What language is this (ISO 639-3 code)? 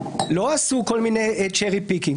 heb